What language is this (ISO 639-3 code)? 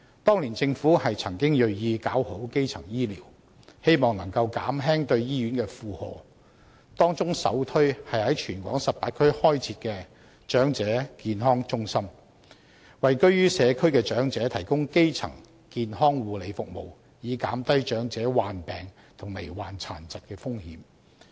yue